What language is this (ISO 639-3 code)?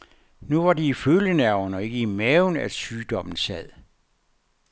dan